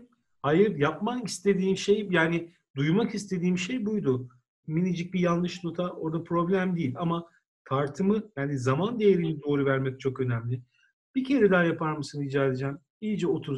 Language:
Turkish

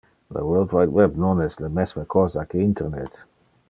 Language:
Interlingua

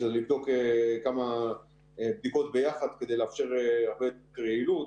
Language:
Hebrew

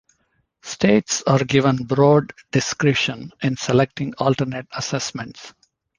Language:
English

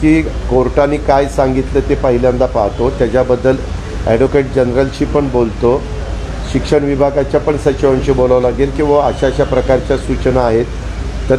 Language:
Hindi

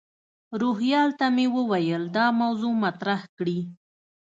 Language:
Pashto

